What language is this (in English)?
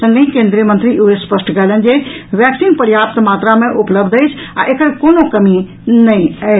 Maithili